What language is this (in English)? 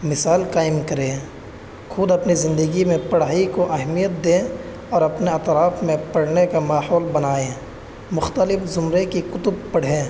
Urdu